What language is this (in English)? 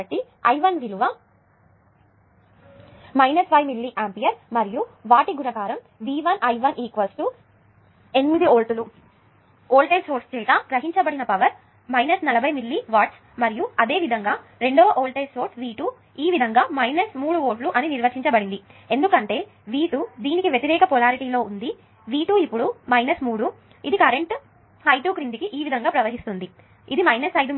Telugu